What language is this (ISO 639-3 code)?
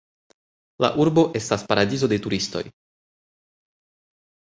epo